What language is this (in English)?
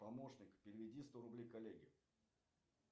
Russian